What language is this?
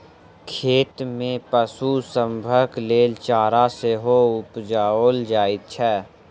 Maithili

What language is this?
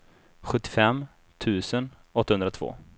Swedish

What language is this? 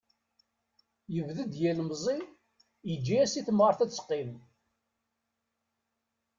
Kabyle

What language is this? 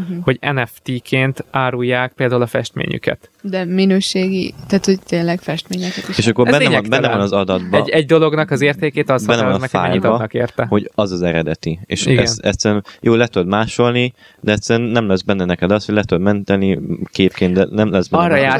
Hungarian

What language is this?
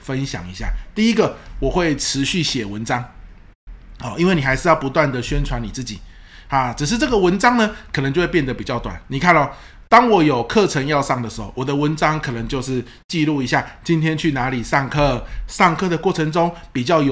Chinese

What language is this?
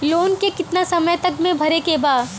Bhojpuri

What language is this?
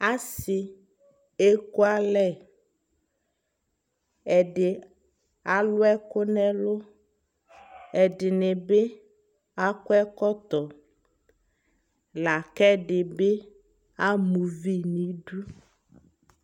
Ikposo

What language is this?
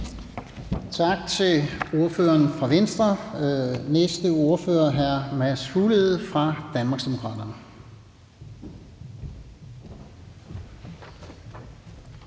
Danish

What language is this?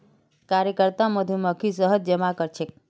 Magahi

